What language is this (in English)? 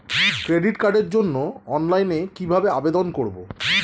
Bangla